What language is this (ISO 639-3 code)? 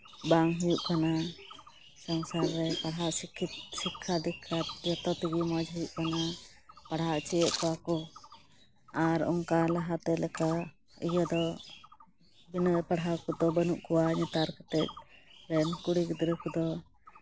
sat